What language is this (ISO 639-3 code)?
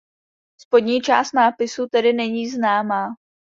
ces